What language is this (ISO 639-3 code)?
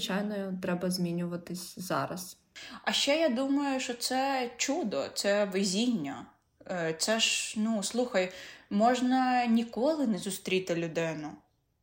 ukr